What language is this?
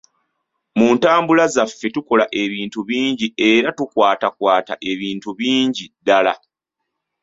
Ganda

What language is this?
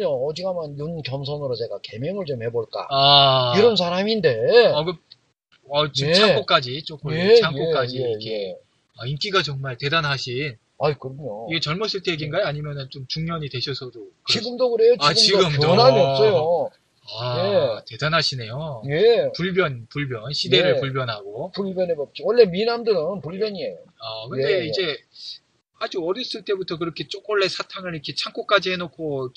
Korean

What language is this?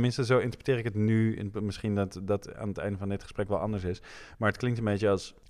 Dutch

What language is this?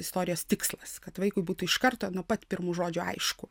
Lithuanian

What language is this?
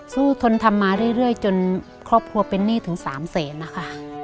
Thai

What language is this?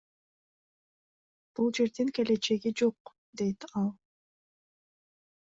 Kyrgyz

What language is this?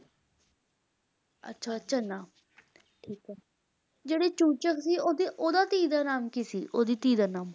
Punjabi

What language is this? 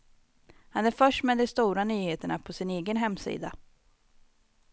Swedish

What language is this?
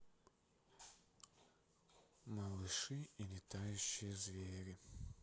Russian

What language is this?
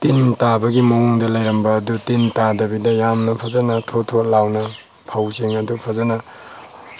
Manipuri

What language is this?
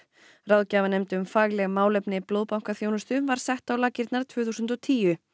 Icelandic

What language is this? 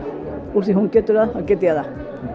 Icelandic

